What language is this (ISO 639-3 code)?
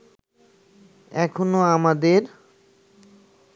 ben